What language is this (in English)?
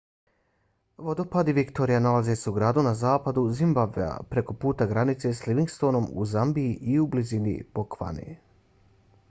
Bosnian